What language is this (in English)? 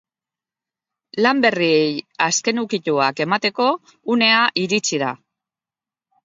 Basque